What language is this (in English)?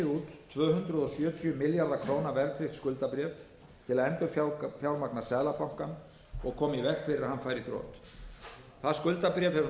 Icelandic